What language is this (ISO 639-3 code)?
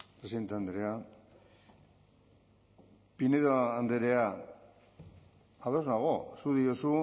eus